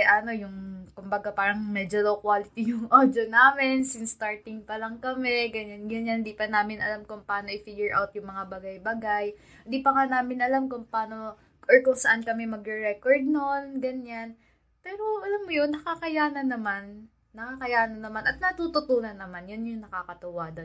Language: Filipino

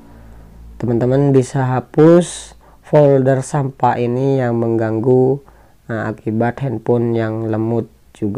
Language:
Indonesian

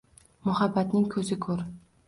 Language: Uzbek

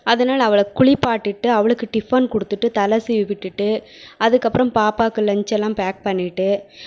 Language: Tamil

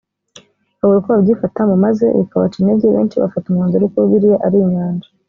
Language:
Kinyarwanda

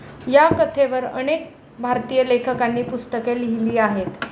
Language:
Marathi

